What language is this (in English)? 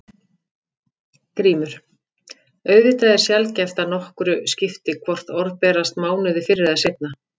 Icelandic